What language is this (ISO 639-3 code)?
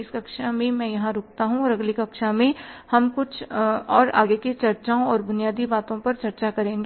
hin